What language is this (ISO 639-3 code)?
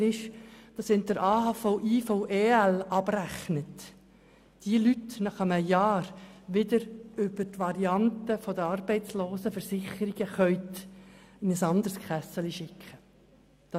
gsw